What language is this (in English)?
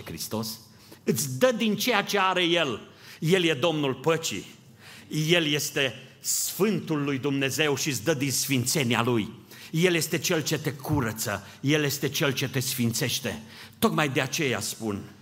Romanian